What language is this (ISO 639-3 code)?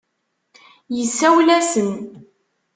kab